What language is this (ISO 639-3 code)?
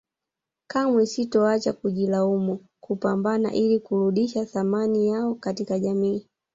swa